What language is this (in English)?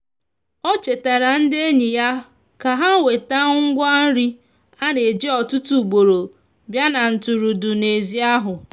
Igbo